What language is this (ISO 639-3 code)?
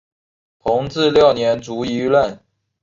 zho